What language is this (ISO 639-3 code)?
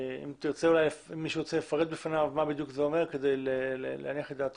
heb